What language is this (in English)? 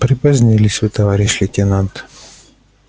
Russian